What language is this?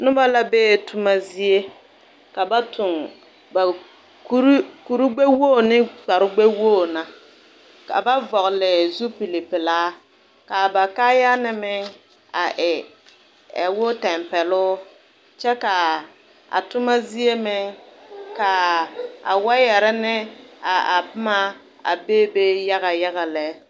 Southern Dagaare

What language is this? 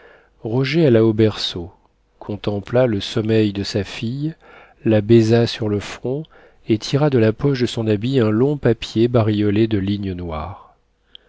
French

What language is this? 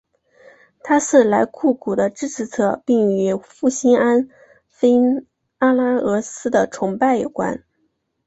Chinese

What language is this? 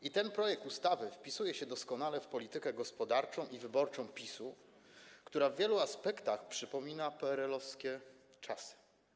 Polish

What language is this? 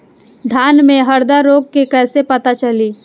Bhojpuri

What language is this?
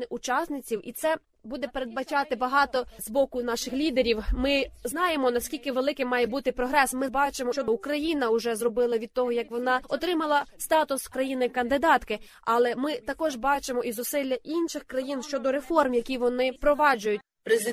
Ukrainian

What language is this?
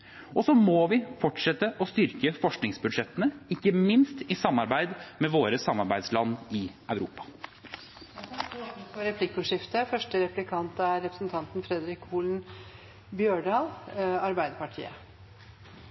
Norwegian Bokmål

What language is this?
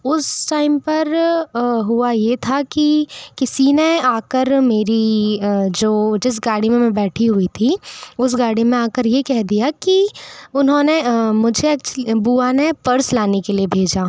Hindi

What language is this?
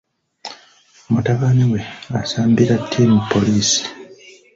Ganda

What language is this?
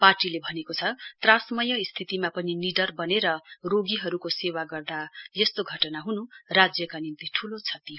Nepali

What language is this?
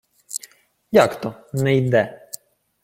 Ukrainian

